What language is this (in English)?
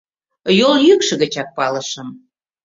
Mari